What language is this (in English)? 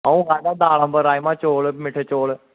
Dogri